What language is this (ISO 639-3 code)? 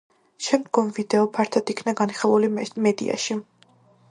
kat